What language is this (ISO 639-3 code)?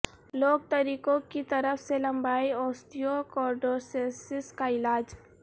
urd